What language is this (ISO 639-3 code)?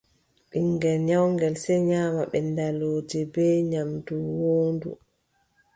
fub